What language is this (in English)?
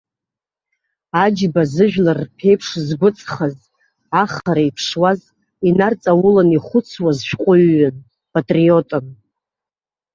Abkhazian